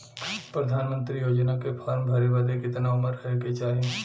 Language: Bhojpuri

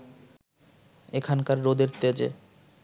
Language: Bangla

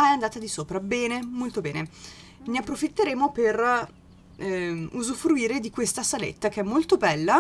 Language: Italian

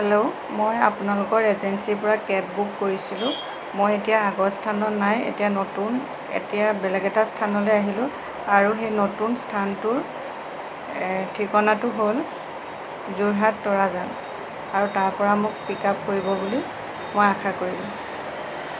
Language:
Assamese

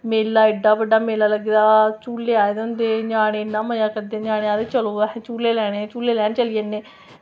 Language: Dogri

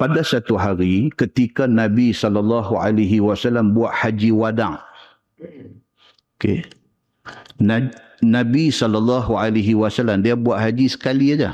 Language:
Malay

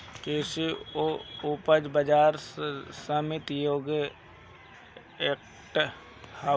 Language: Bhojpuri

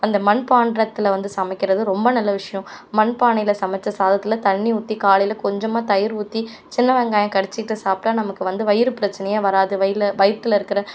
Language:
Tamil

